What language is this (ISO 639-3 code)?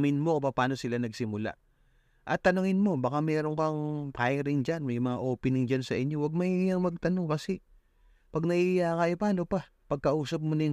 fil